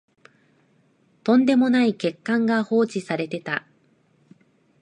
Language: Japanese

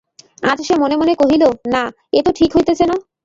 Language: Bangla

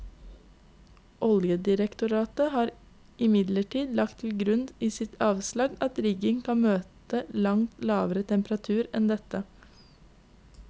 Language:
Norwegian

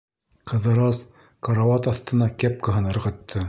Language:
Bashkir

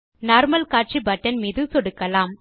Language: Tamil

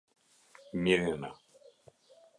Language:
Albanian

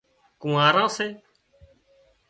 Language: Wadiyara Koli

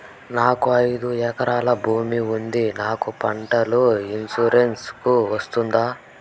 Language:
Telugu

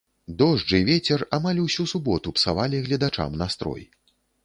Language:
Belarusian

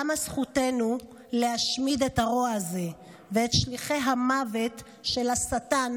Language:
Hebrew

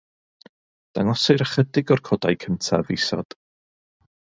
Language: Welsh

